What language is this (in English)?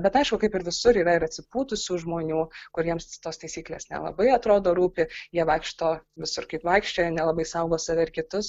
Lithuanian